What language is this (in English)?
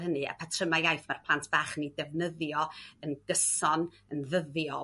Welsh